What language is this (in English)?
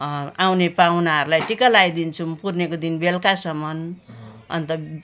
Nepali